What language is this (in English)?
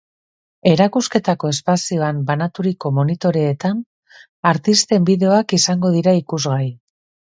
Basque